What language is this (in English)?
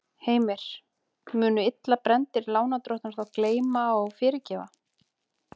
Icelandic